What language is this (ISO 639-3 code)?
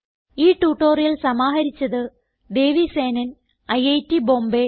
mal